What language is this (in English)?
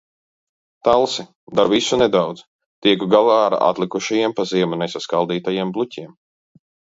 Latvian